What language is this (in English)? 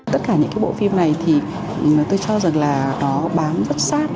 Vietnamese